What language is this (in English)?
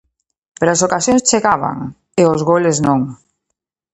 Galician